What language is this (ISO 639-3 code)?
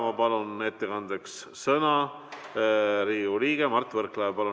est